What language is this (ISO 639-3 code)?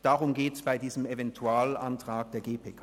gsw